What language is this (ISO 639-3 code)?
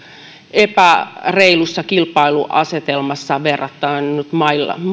fin